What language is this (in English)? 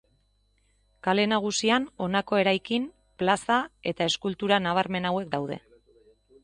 Basque